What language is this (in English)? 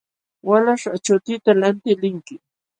Jauja Wanca Quechua